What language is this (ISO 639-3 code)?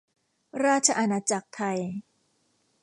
tha